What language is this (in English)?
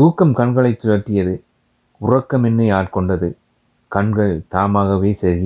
Tamil